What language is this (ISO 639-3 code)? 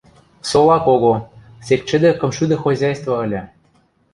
mrj